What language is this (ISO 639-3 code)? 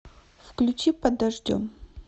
rus